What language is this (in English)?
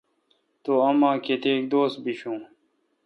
Kalkoti